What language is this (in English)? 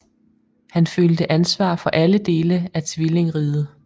Danish